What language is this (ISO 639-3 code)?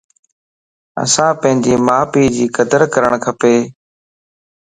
lss